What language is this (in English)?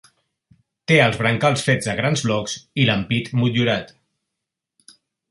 Catalan